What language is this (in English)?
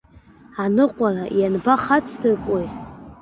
Abkhazian